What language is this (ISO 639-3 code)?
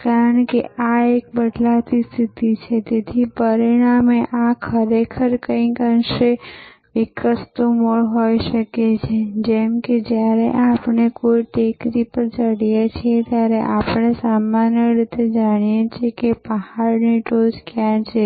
guj